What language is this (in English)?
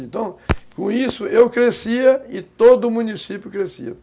Portuguese